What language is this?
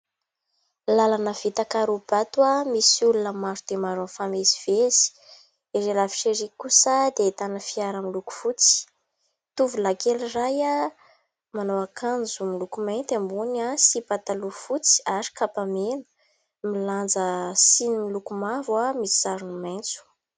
Malagasy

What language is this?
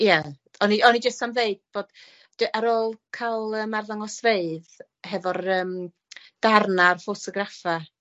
Welsh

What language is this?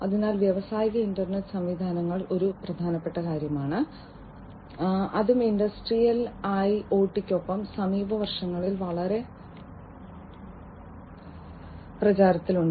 Malayalam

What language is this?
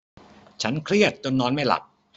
Thai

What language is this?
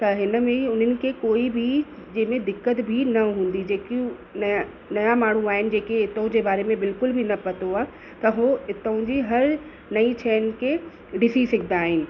Sindhi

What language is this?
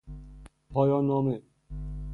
Persian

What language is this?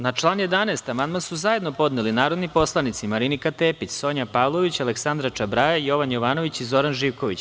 Serbian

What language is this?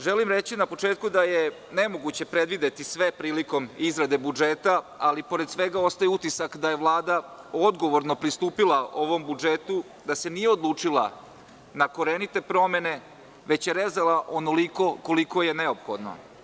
Serbian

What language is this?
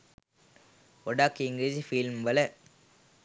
Sinhala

